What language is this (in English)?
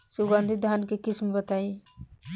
Bhojpuri